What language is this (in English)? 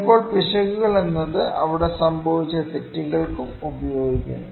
Malayalam